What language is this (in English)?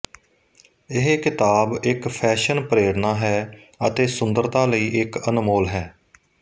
Punjabi